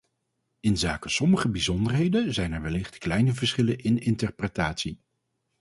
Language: Dutch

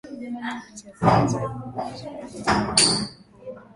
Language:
Swahili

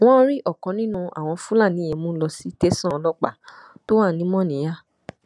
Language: Yoruba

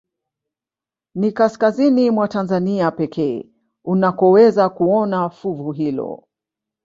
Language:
Swahili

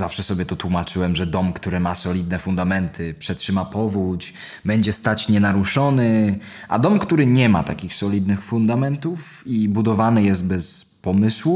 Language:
Polish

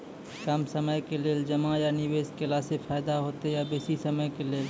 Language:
Maithili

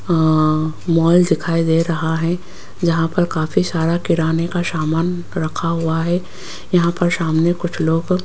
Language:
Hindi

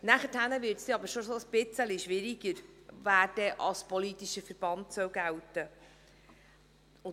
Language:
Swiss German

